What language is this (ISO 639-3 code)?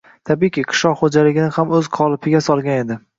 uzb